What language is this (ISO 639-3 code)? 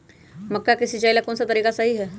mag